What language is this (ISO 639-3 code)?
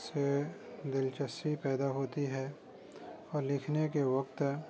urd